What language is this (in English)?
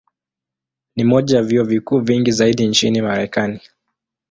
Swahili